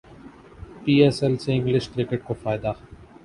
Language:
Urdu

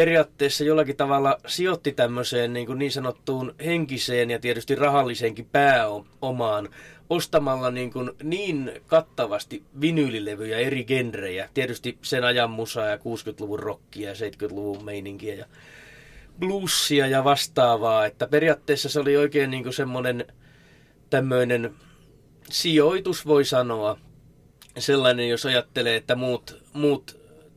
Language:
Finnish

